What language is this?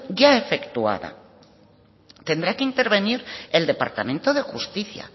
Spanish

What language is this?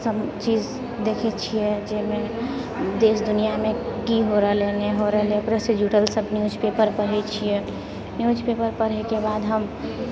Maithili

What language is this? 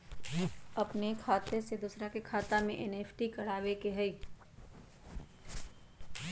Magahi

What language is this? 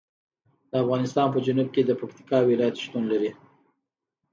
Pashto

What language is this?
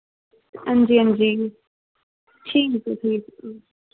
Dogri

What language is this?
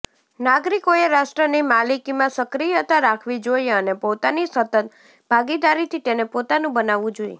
Gujarati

